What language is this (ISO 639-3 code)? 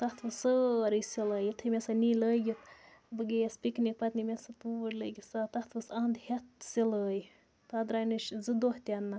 kas